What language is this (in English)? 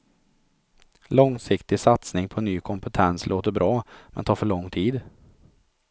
Swedish